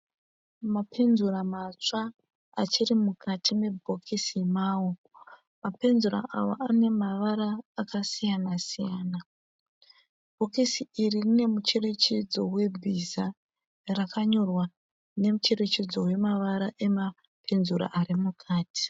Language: Shona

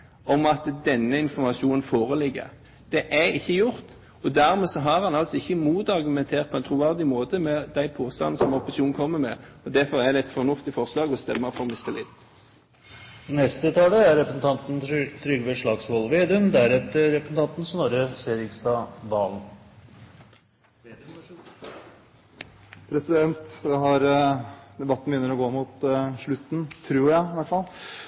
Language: Norwegian Bokmål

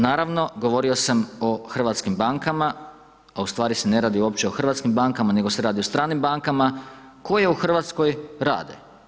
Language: Croatian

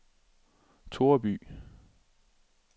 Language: Danish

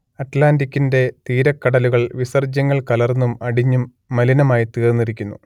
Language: Malayalam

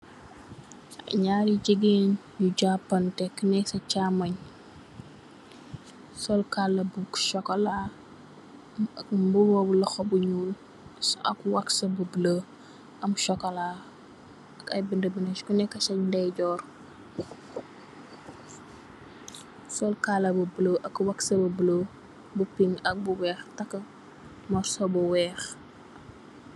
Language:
Wolof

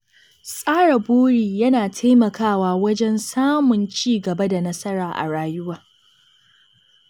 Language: Hausa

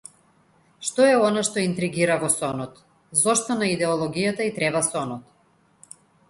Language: Macedonian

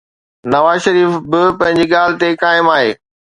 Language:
Sindhi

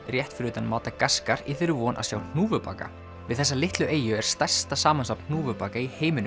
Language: Icelandic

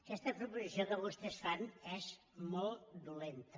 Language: Catalan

